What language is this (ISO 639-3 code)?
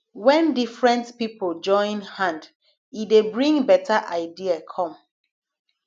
pcm